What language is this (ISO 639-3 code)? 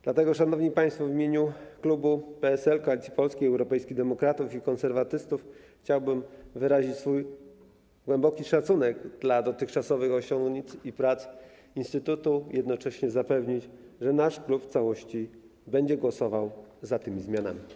pol